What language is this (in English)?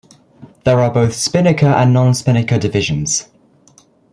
English